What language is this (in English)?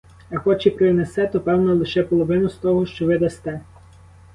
Ukrainian